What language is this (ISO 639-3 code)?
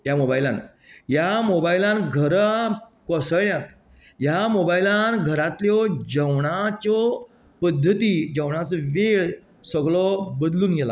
kok